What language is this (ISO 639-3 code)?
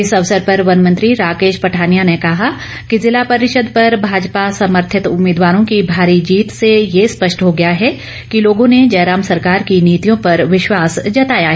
hin